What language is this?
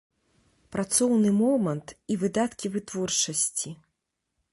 Belarusian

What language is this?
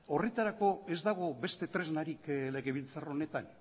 Basque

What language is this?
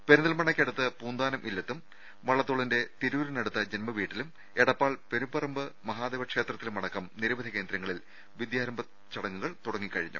Malayalam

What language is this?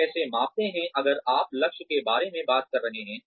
Hindi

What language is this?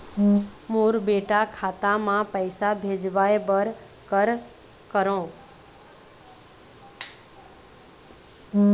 Chhattisgarhi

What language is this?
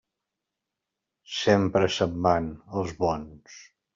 Catalan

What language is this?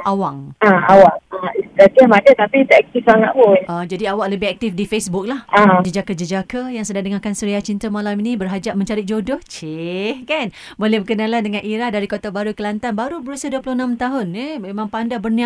Malay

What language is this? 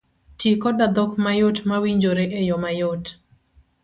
Luo (Kenya and Tanzania)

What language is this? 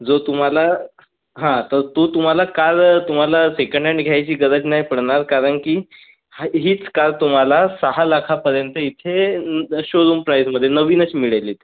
Marathi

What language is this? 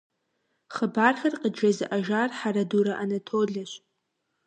Kabardian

